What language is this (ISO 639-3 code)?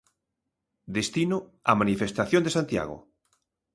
glg